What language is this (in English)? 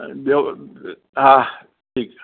Sindhi